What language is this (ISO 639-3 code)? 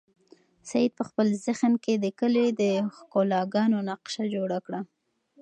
pus